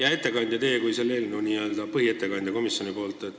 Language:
Estonian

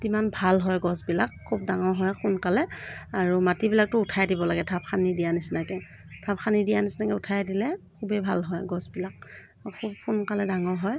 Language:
Assamese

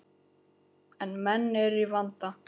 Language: Icelandic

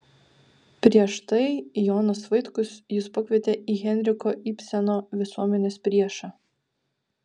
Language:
Lithuanian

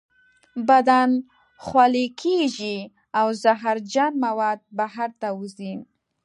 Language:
Pashto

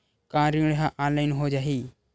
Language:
Chhattisgarhi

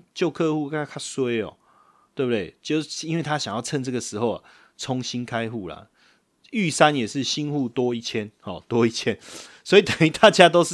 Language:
Chinese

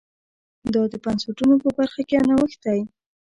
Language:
Pashto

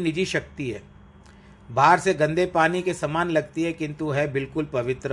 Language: Hindi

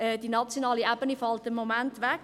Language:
Swiss German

